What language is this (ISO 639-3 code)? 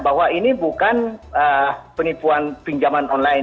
ind